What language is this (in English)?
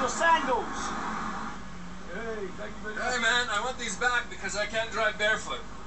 English